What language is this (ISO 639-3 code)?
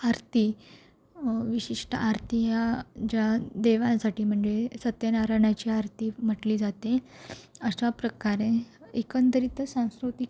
mar